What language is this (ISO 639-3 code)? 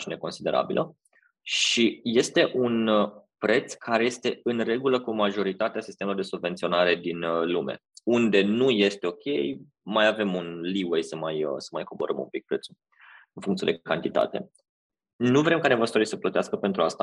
ron